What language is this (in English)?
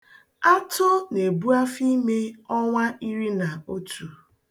Igbo